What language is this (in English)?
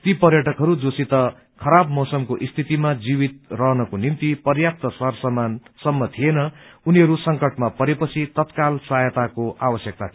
Nepali